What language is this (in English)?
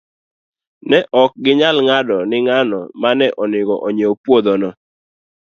Luo (Kenya and Tanzania)